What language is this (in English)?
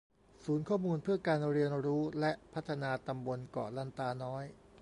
Thai